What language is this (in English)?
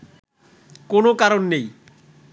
Bangla